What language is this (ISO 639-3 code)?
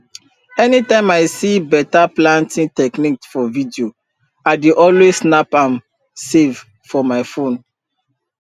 pcm